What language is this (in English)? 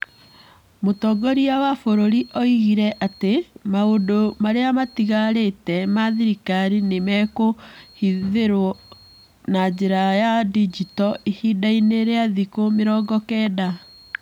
Kikuyu